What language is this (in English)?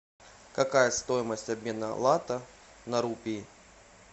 Russian